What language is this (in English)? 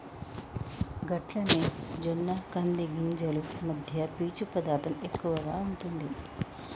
Telugu